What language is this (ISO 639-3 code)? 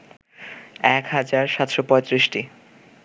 ben